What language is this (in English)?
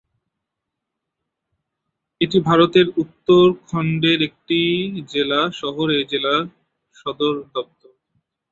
Bangla